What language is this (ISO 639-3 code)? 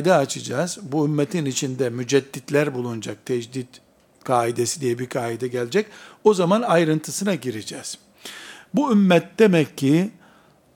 tur